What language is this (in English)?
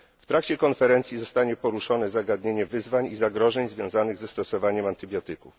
Polish